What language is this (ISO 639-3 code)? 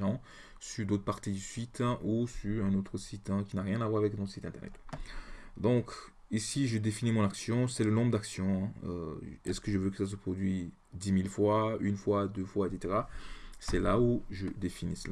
fra